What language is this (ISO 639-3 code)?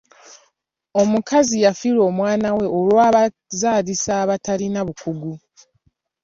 lug